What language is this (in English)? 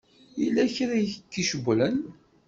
Kabyle